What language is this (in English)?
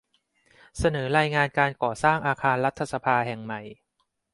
Thai